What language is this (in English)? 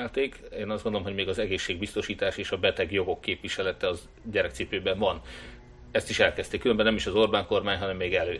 Hungarian